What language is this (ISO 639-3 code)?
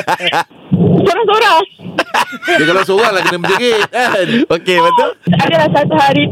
msa